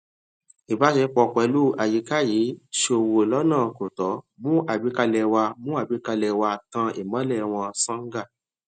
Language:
Yoruba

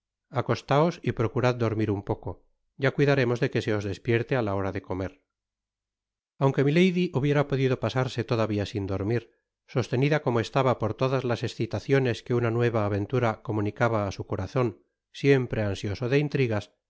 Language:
Spanish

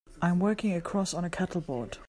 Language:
English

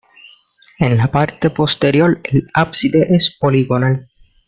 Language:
Spanish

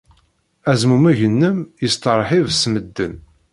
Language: Kabyle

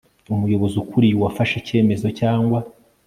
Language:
Kinyarwanda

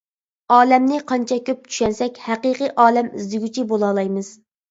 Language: Uyghur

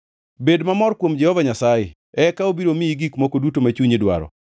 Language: Luo (Kenya and Tanzania)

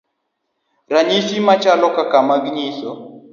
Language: Luo (Kenya and Tanzania)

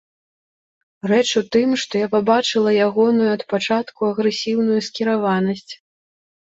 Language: Belarusian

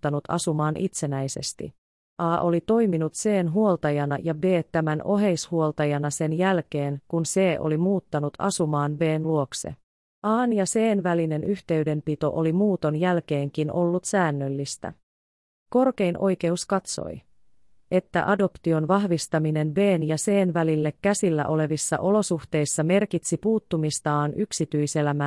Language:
Finnish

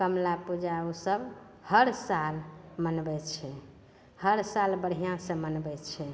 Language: Maithili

